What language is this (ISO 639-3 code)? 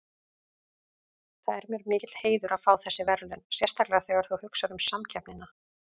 isl